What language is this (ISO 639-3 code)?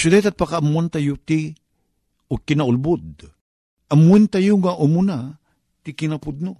fil